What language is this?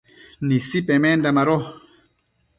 Matsés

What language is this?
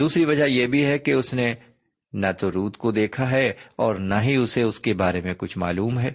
Urdu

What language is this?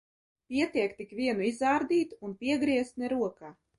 Latvian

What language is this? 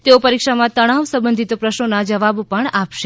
Gujarati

